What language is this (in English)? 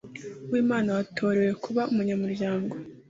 Kinyarwanda